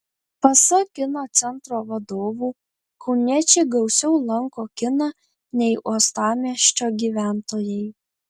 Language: Lithuanian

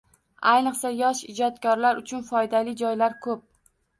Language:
Uzbek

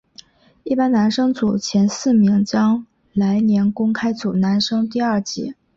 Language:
Chinese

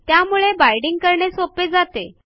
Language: Marathi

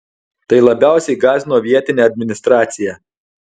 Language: Lithuanian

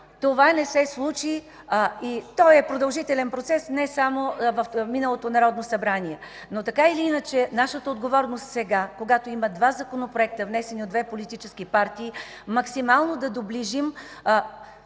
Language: Bulgarian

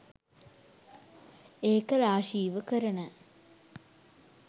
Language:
Sinhala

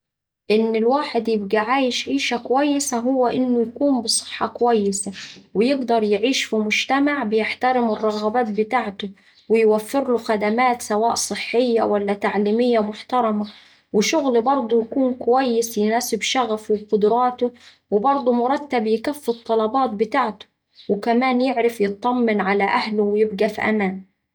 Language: Saidi Arabic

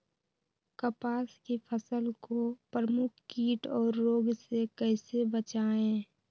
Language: Magahi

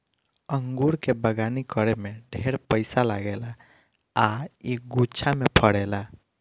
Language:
Bhojpuri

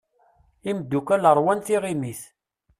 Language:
Kabyle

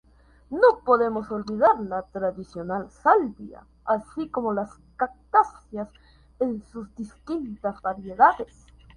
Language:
Spanish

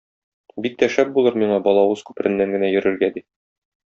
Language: Tatar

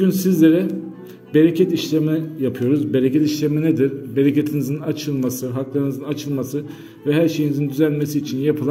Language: Turkish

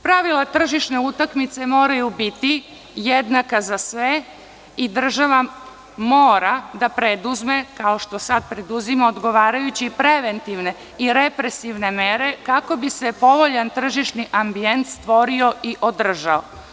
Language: Serbian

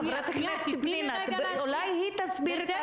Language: Hebrew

